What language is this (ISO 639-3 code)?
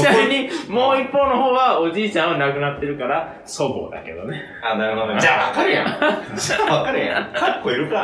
jpn